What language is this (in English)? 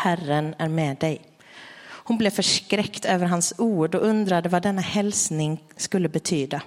Swedish